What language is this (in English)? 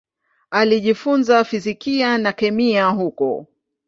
Swahili